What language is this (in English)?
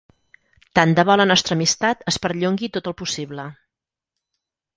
Catalan